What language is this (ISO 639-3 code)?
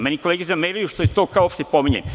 srp